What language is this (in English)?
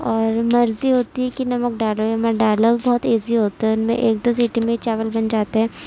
Urdu